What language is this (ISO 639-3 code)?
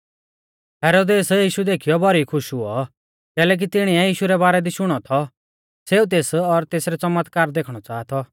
bfz